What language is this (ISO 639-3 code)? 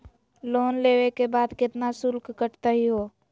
mag